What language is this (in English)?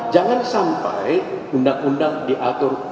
Indonesian